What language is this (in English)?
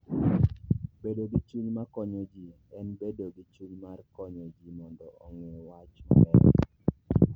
Luo (Kenya and Tanzania)